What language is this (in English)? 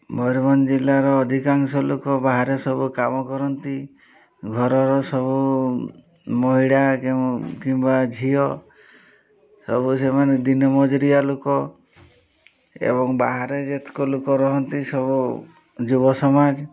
Odia